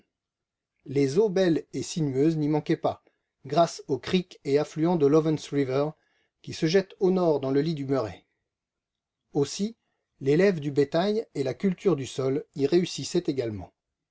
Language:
French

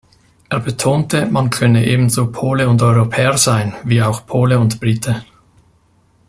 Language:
German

